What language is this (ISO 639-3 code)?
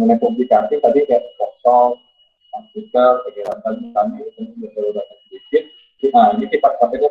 ind